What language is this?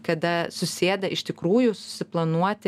Lithuanian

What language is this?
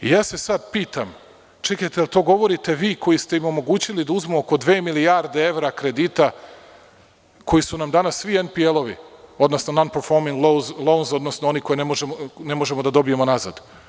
Serbian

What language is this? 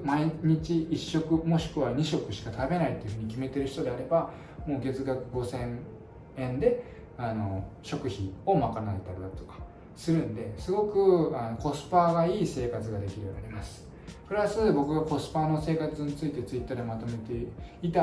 Japanese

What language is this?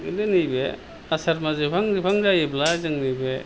Bodo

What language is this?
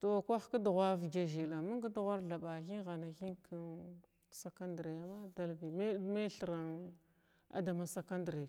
Glavda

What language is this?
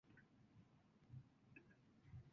Japanese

